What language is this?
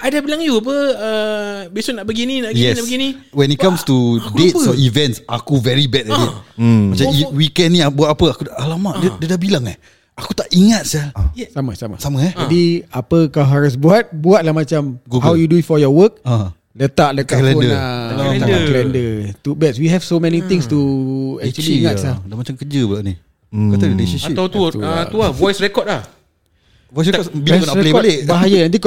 Malay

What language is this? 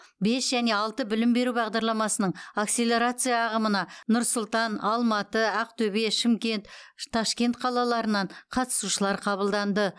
Kazakh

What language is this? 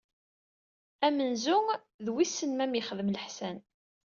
Kabyle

